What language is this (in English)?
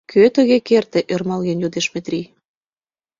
Mari